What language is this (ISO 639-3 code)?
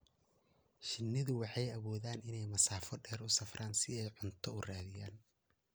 som